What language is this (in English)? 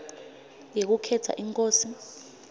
Swati